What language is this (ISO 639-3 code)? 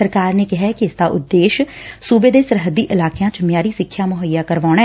pan